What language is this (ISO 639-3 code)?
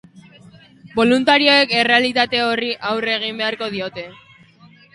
eus